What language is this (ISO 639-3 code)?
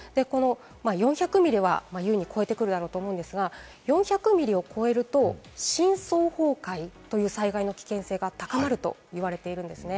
jpn